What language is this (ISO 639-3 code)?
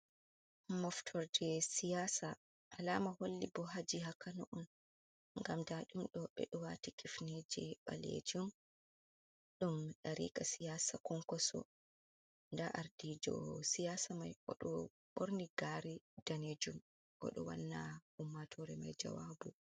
ful